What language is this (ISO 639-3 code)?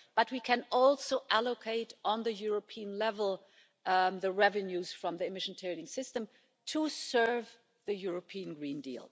eng